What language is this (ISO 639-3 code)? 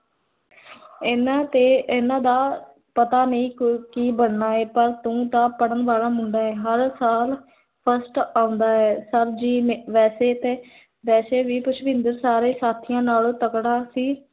pan